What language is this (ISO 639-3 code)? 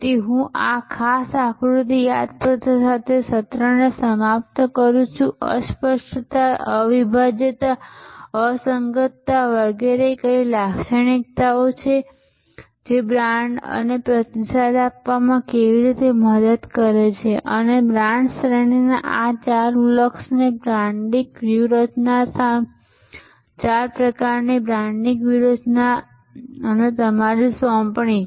guj